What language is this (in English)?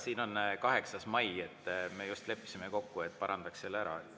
Estonian